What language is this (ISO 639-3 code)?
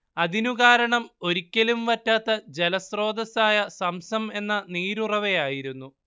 mal